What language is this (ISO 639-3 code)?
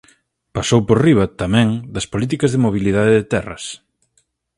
glg